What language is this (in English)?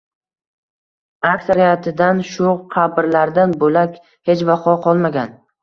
Uzbek